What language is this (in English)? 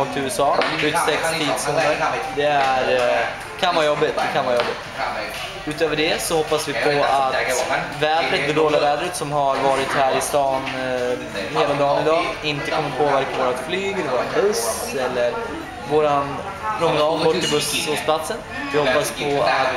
Swedish